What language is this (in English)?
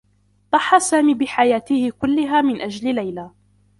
Arabic